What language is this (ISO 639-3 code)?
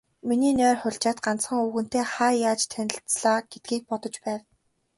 mon